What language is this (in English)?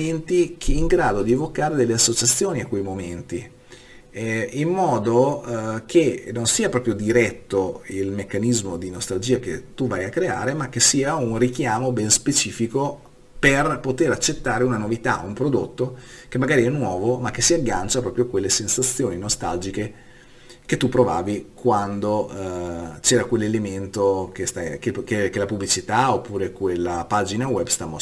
Italian